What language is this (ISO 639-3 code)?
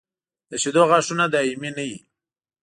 pus